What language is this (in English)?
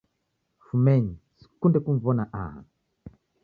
Taita